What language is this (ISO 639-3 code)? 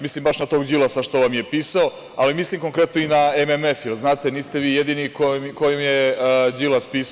srp